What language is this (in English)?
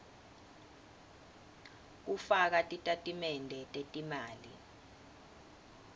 Swati